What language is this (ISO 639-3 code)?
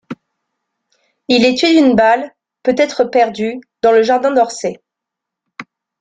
fra